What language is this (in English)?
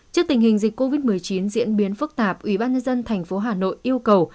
Vietnamese